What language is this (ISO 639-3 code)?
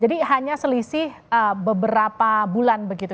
ind